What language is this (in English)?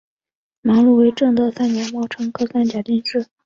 Chinese